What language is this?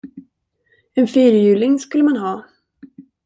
Swedish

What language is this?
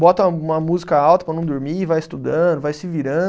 Portuguese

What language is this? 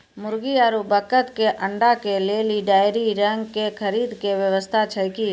Maithili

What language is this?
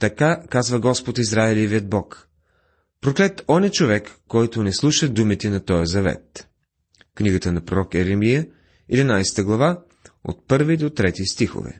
Bulgarian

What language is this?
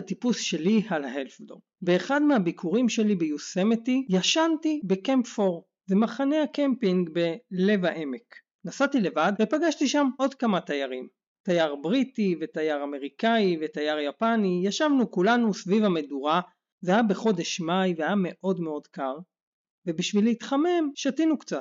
Hebrew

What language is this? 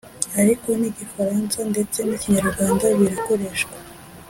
Kinyarwanda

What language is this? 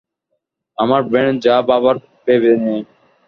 Bangla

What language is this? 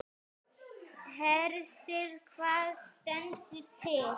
Icelandic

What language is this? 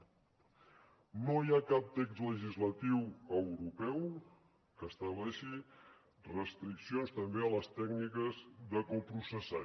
Catalan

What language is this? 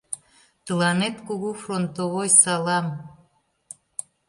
Mari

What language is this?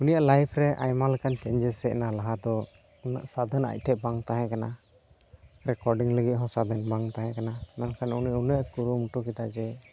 Santali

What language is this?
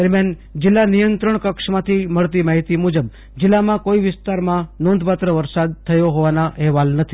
Gujarati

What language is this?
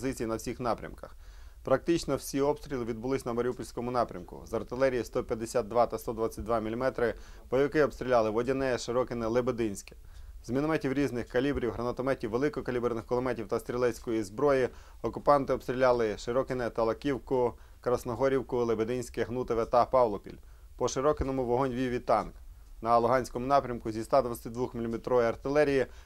Ukrainian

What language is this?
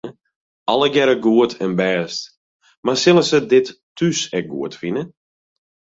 Western Frisian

